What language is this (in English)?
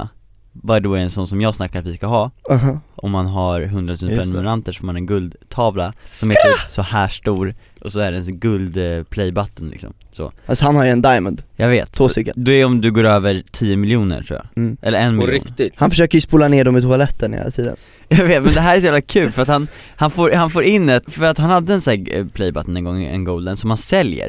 Swedish